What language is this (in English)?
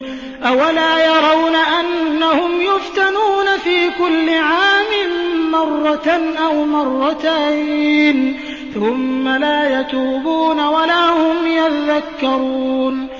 Arabic